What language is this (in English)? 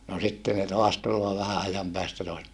Finnish